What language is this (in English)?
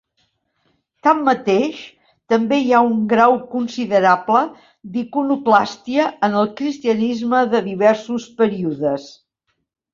Catalan